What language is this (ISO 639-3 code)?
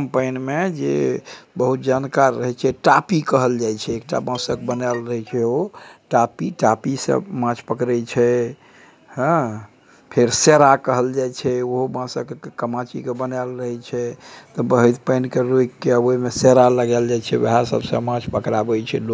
mai